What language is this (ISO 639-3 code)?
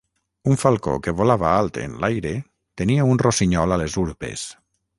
cat